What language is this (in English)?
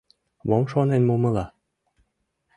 Mari